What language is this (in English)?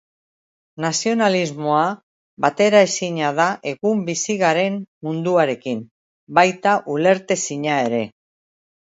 Basque